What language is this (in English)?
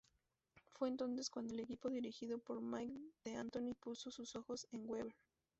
Spanish